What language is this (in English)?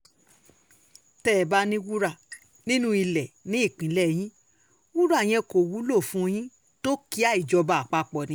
Yoruba